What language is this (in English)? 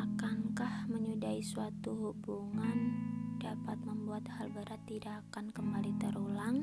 Indonesian